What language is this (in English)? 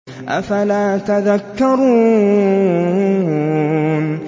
Arabic